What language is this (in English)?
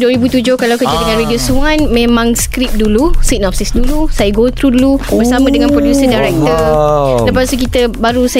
Malay